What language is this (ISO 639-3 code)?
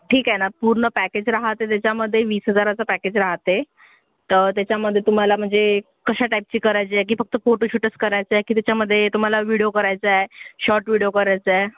mar